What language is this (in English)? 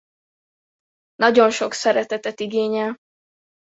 Hungarian